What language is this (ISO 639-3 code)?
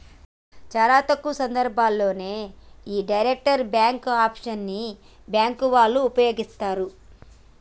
tel